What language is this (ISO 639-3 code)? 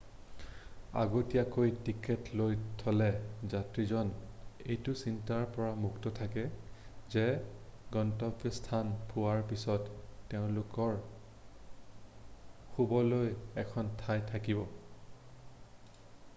asm